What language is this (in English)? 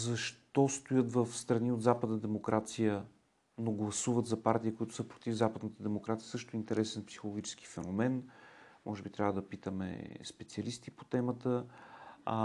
Bulgarian